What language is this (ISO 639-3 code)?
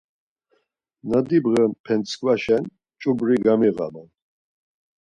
lzz